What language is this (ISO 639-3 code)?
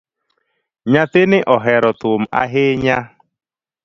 luo